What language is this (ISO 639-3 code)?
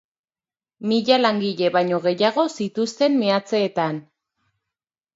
eus